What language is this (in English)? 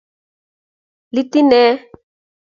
Kalenjin